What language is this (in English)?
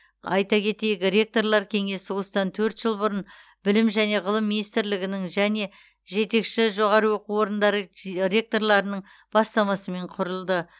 Kazakh